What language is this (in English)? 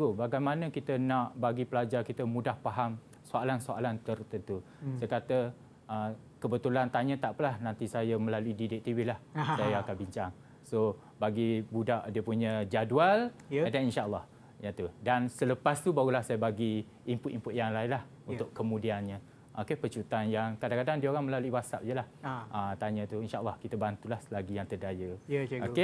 Malay